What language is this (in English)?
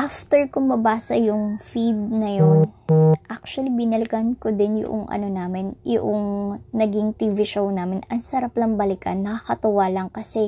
Filipino